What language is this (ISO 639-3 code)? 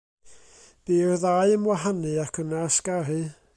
cym